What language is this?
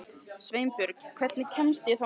Icelandic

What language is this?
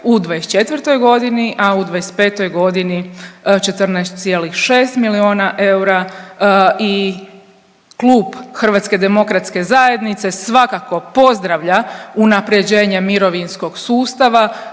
Croatian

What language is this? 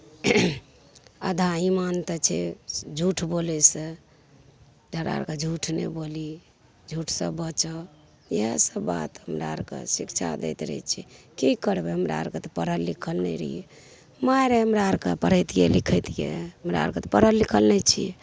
Maithili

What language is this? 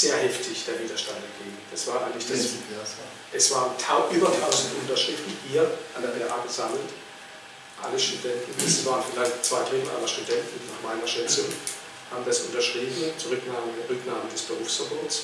German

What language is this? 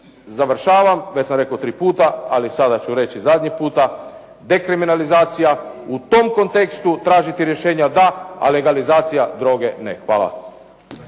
Croatian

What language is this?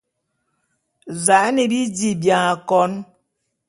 Bulu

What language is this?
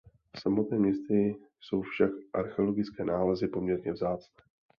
Czech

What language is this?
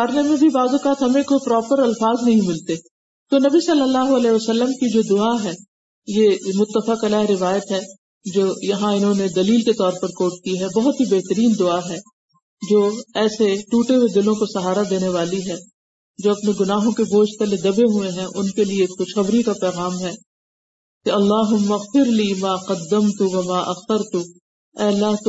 Urdu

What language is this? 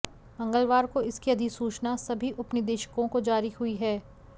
Hindi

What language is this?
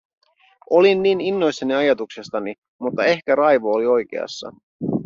Finnish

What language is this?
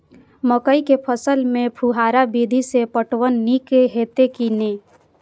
Maithili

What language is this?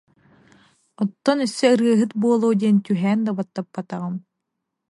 Yakut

